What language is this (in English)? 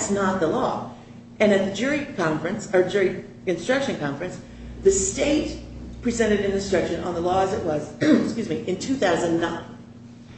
English